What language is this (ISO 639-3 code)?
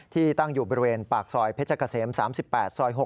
tha